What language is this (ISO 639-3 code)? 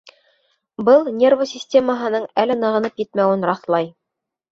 bak